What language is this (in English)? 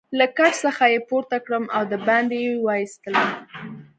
Pashto